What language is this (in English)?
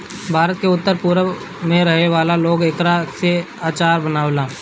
Bhojpuri